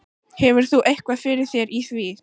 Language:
Icelandic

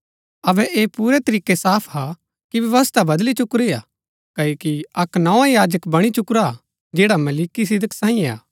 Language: Gaddi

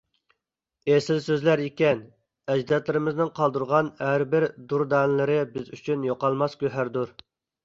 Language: Uyghur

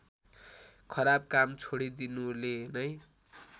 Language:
Nepali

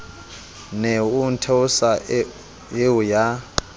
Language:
Southern Sotho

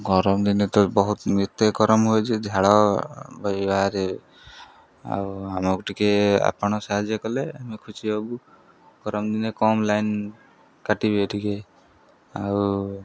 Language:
Odia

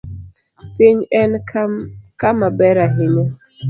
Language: Luo (Kenya and Tanzania)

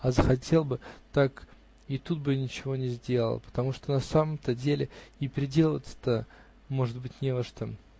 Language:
Russian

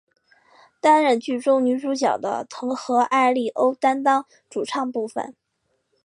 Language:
Chinese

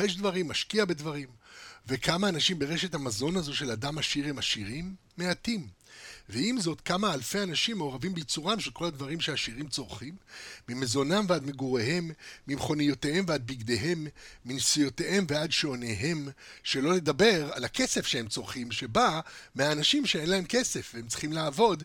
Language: Hebrew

